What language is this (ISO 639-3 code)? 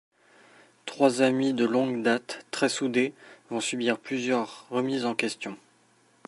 fra